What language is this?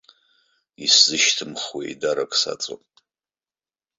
Abkhazian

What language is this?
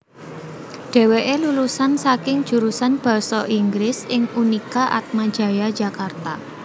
Javanese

